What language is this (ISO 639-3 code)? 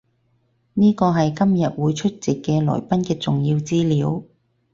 yue